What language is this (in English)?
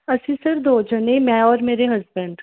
Punjabi